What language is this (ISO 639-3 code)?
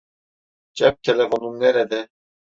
tur